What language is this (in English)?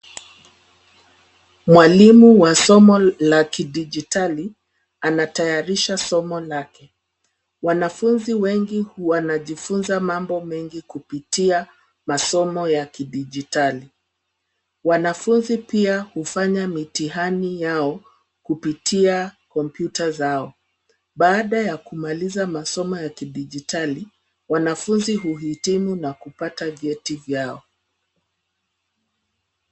Swahili